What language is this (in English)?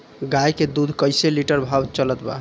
Bhojpuri